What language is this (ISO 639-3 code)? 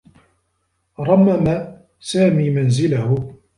ara